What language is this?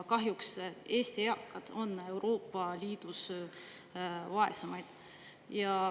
Estonian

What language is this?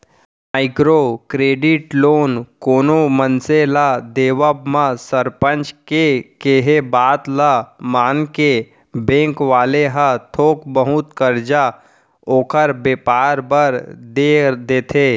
Chhattisgarhi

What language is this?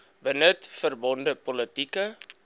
Afrikaans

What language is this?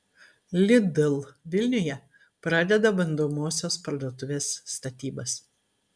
Lithuanian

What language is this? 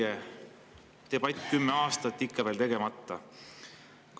Estonian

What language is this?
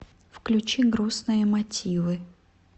Russian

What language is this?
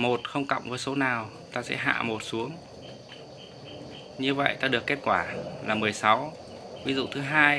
Vietnamese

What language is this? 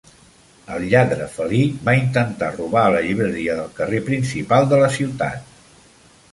Catalan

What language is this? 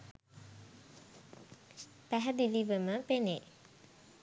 Sinhala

